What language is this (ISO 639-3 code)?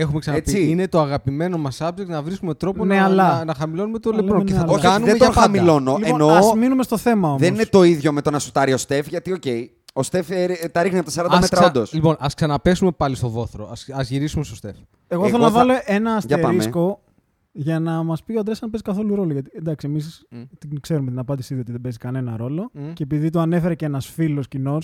ell